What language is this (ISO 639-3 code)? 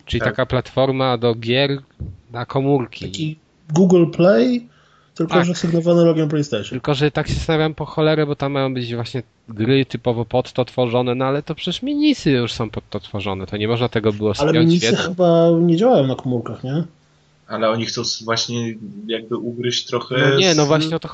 pol